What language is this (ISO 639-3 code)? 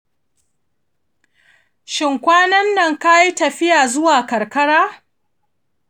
hau